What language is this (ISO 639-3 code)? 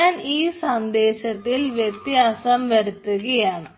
mal